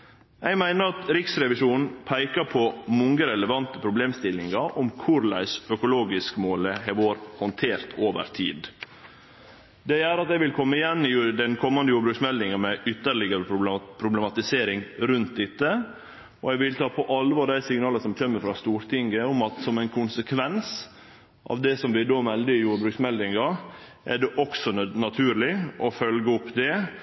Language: Norwegian Nynorsk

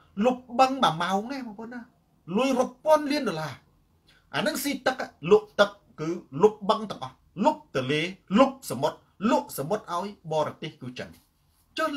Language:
Thai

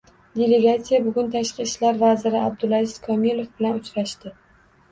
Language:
Uzbek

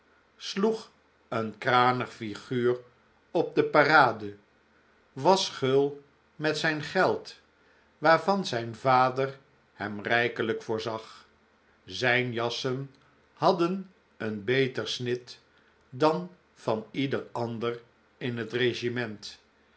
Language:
Dutch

